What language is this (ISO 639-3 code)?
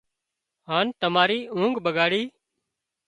kxp